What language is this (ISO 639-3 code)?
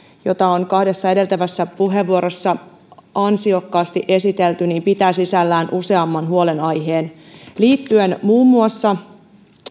fin